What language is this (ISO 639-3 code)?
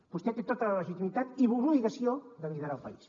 cat